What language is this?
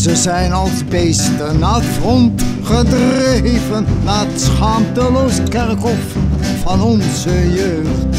Dutch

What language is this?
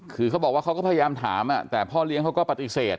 Thai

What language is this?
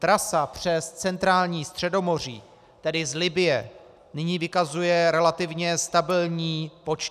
Czech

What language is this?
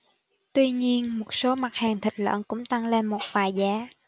Vietnamese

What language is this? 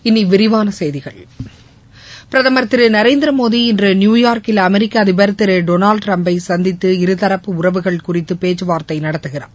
Tamil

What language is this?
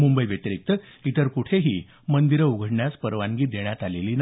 Marathi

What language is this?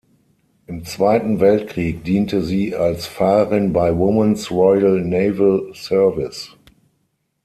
German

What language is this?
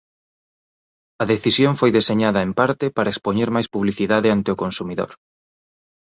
Galician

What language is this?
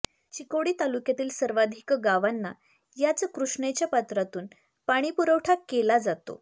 Marathi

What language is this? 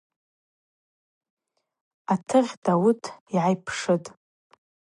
Abaza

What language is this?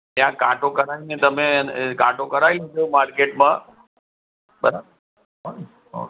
Gujarati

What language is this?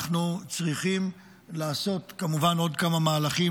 Hebrew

